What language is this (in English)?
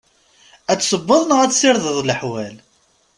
Kabyle